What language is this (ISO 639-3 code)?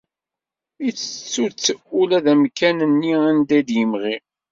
kab